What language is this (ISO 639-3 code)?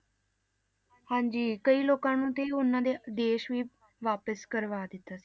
pan